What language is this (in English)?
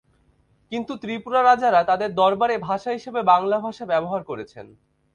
Bangla